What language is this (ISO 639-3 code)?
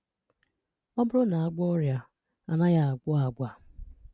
ibo